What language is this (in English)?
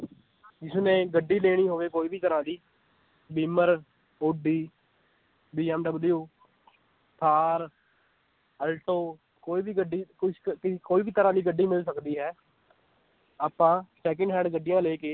Punjabi